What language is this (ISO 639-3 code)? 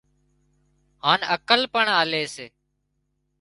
kxp